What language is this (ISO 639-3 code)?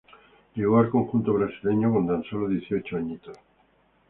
spa